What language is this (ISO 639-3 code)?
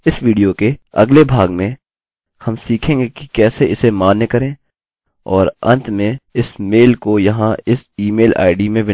hin